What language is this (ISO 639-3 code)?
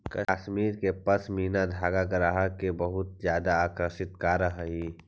mag